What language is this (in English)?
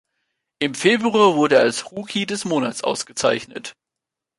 German